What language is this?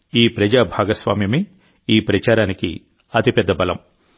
Telugu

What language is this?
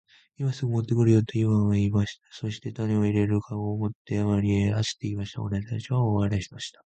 Japanese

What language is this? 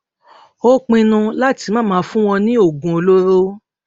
Yoruba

